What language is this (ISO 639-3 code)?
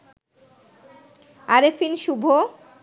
ben